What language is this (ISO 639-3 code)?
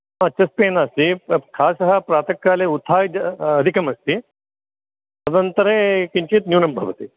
san